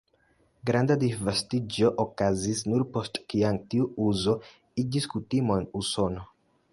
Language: Esperanto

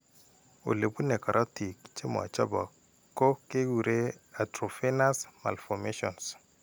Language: Kalenjin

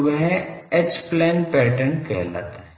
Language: Hindi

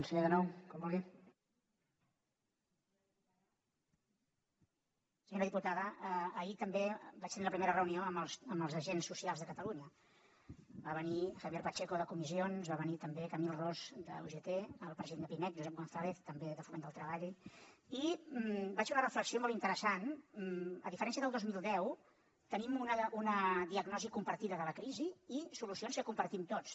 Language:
Catalan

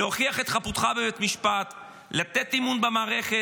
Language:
Hebrew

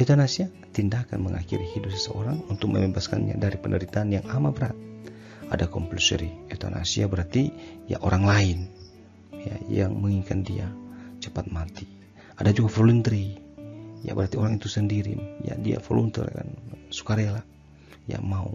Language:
Indonesian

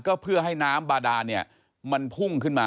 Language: Thai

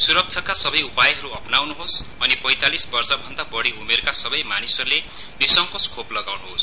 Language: Nepali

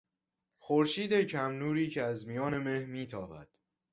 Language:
Persian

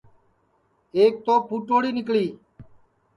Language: Sansi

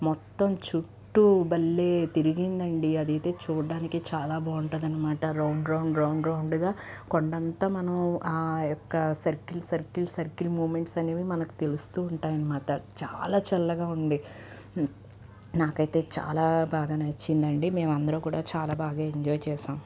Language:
Telugu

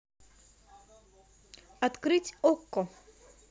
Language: Russian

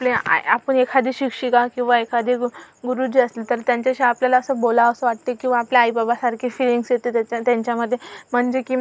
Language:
Marathi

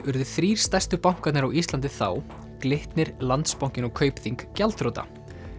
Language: Icelandic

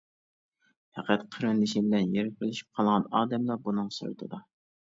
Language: Uyghur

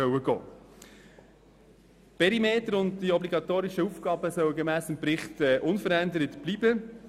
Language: Swiss German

